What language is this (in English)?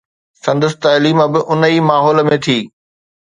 Sindhi